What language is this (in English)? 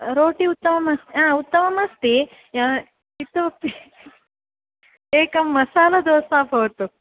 Sanskrit